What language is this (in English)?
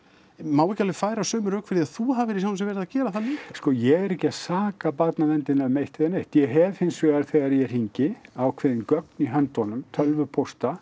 Icelandic